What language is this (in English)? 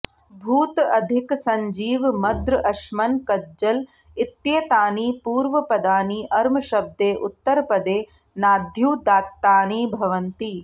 Sanskrit